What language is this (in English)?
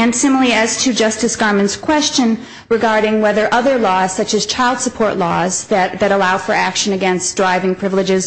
English